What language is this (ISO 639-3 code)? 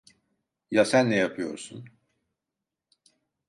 tur